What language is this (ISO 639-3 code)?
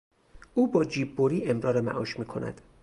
fas